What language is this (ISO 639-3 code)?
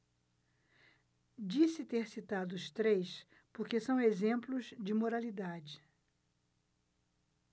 por